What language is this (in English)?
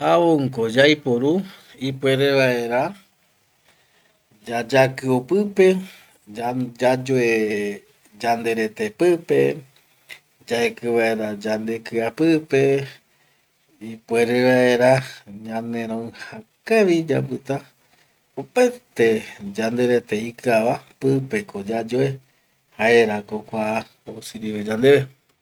Eastern Bolivian Guaraní